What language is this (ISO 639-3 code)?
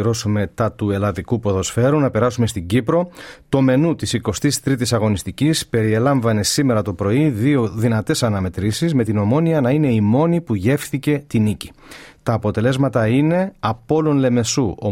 ell